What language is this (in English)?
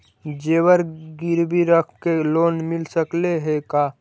Magahi